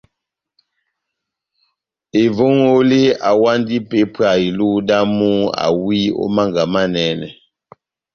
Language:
Batanga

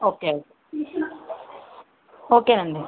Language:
Telugu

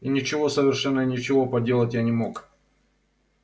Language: Russian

